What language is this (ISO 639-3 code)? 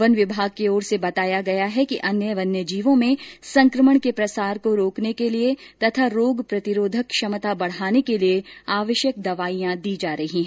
hin